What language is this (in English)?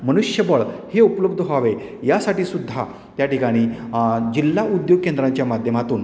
Marathi